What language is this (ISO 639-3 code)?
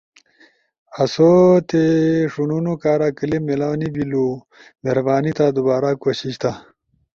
ush